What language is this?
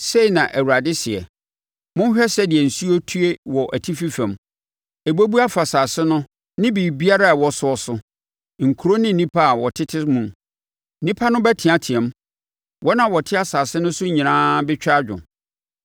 Akan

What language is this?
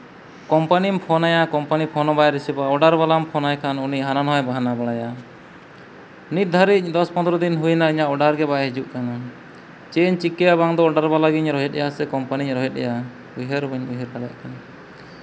Santali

